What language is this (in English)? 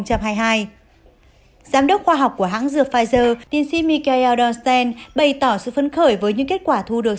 Vietnamese